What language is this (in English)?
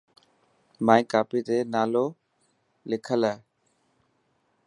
Dhatki